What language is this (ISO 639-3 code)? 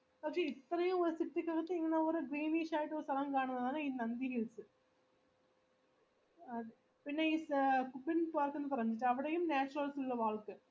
mal